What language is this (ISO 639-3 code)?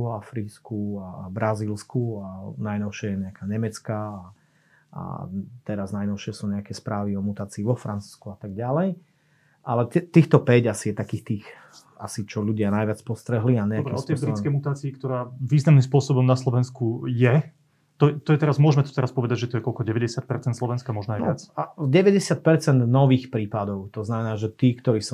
slk